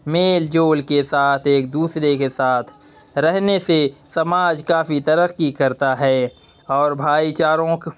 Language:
Urdu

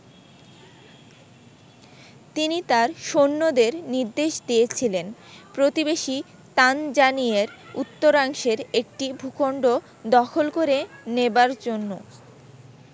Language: Bangla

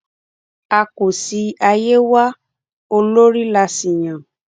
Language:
Yoruba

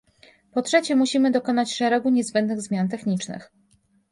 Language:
Polish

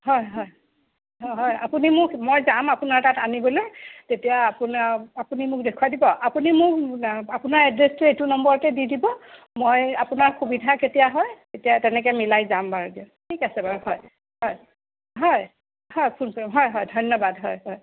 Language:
Assamese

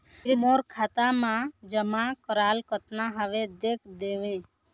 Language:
Chhattisgarhi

